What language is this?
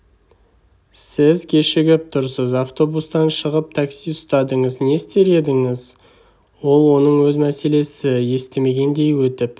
Kazakh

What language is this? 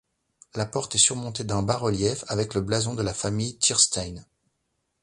French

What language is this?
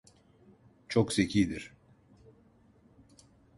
Turkish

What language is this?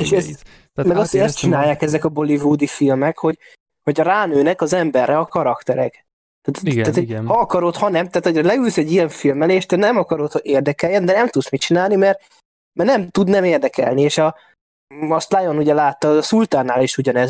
Hungarian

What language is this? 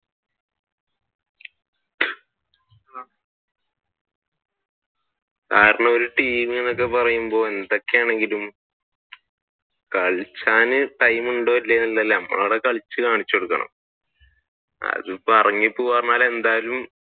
Malayalam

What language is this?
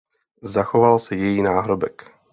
Czech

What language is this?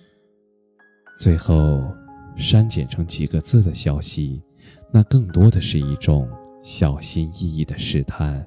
Chinese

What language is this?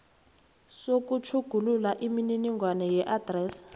South Ndebele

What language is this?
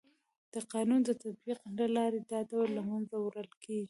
Pashto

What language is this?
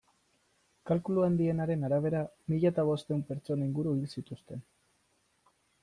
Basque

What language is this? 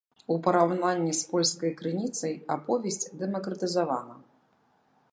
Belarusian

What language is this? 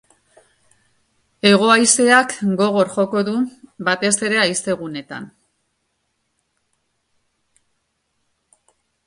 Basque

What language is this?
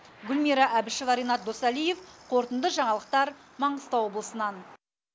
Kazakh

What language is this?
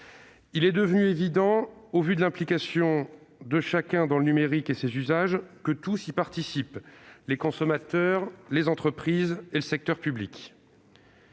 French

